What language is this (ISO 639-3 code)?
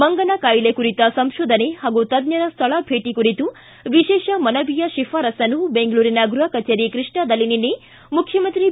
kan